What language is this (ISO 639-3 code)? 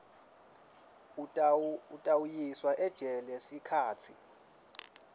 ssw